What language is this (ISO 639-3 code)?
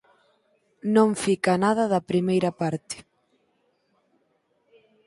glg